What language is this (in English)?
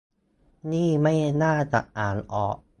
Thai